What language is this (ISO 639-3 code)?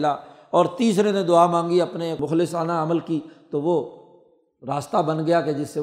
urd